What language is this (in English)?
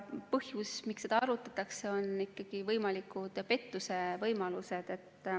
Estonian